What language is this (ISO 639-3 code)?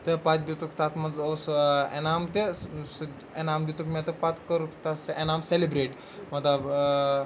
kas